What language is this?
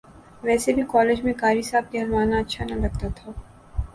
Urdu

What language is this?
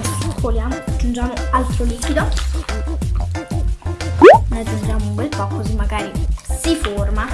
Italian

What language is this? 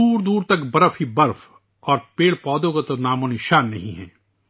Urdu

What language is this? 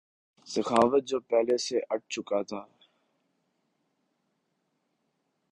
Urdu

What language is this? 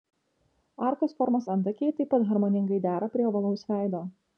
Lithuanian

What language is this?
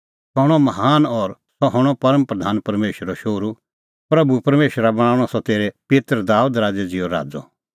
Kullu Pahari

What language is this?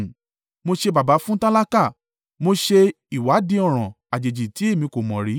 Yoruba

